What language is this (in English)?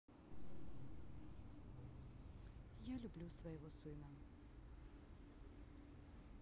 Russian